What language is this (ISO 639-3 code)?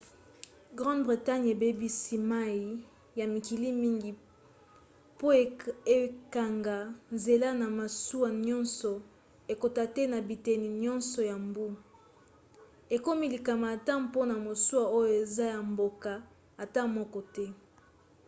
lin